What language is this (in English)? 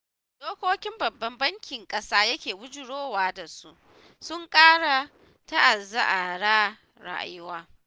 Hausa